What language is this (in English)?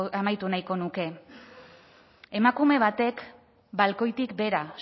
Basque